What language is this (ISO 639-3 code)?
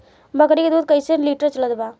bho